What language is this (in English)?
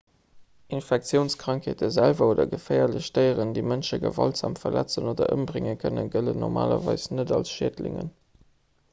Luxembourgish